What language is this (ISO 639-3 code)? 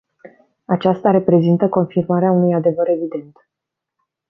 ron